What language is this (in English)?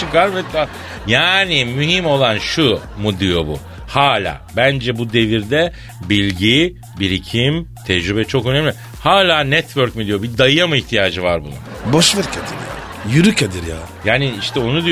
Turkish